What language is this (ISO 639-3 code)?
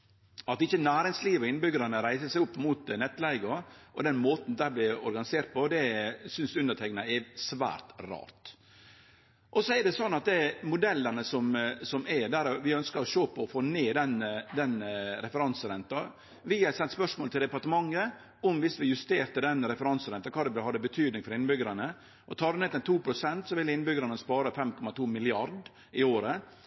nno